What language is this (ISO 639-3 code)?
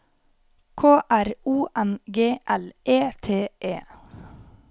nor